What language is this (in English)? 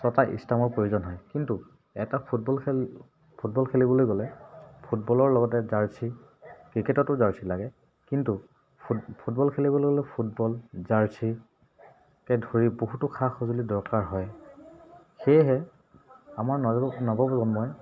Assamese